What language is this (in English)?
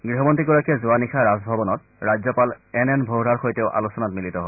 Assamese